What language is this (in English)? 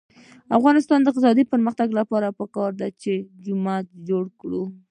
Pashto